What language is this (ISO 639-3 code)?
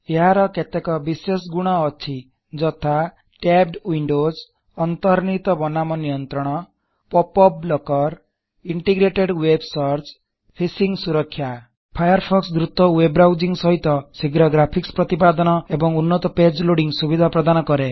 ori